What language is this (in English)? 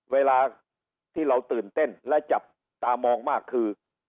Thai